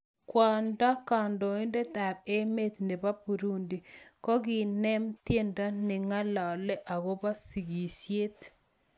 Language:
Kalenjin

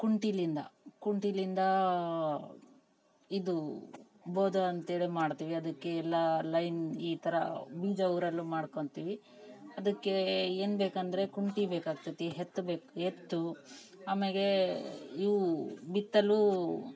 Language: Kannada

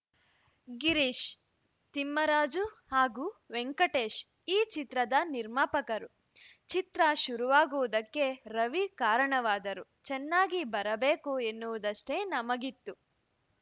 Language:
Kannada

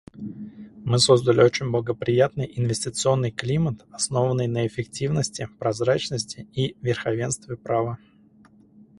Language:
Russian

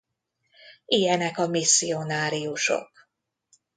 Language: Hungarian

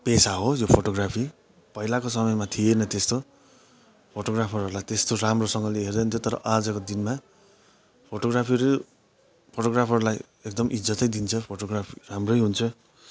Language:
Nepali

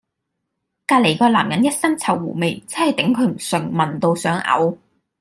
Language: Cantonese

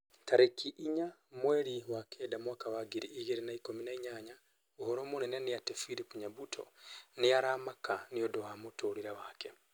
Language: Kikuyu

